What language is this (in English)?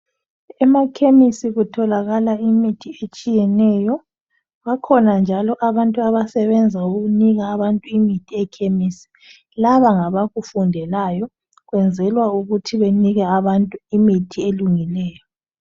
North Ndebele